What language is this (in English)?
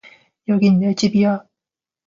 Korean